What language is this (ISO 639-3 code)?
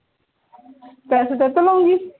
pan